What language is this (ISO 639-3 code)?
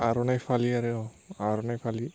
brx